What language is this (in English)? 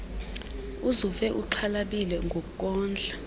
Xhosa